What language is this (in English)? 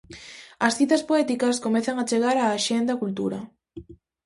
Galician